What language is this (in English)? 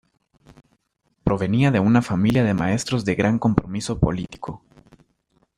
Spanish